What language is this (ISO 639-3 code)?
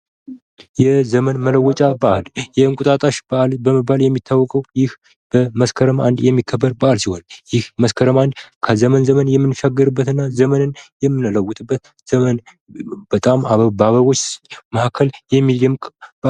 amh